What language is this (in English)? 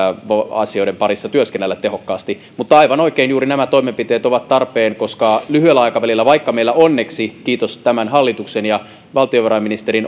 Finnish